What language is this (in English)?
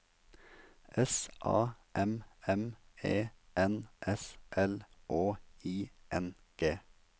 Norwegian